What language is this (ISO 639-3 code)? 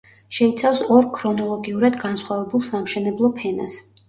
kat